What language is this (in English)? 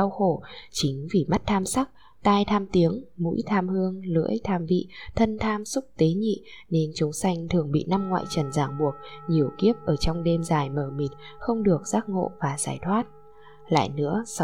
Vietnamese